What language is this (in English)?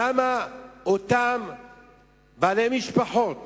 Hebrew